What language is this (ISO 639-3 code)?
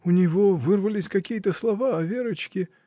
rus